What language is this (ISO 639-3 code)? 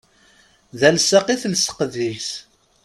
kab